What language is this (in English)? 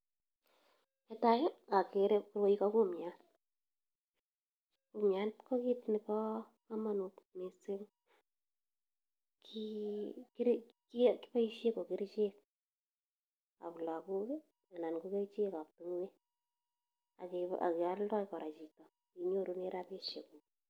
Kalenjin